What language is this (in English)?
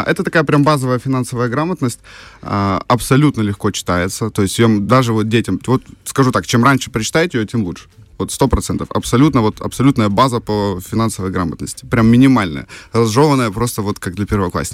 Russian